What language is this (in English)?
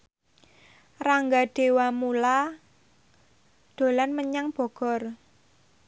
Javanese